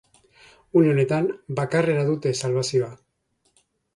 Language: Basque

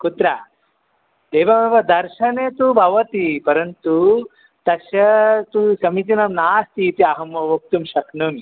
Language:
Sanskrit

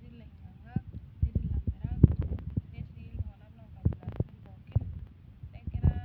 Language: Masai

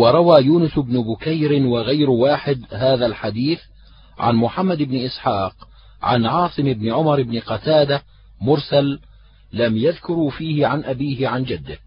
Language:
Arabic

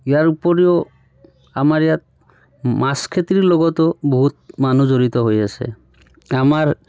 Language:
Assamese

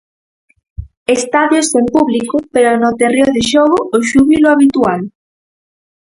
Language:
Galician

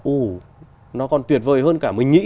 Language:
Vietnamese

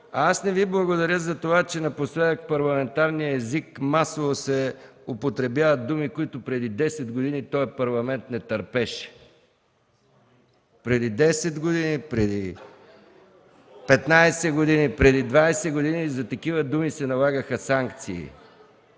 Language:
Bulgarian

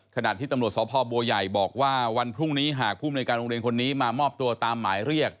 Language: Thai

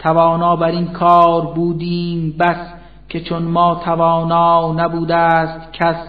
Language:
Persian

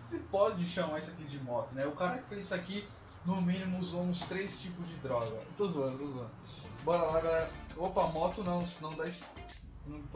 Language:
Portuguese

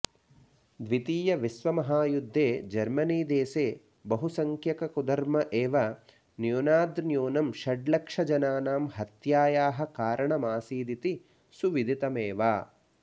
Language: Sanskrit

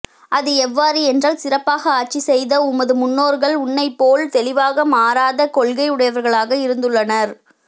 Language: Tamil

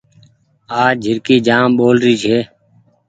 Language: Goaria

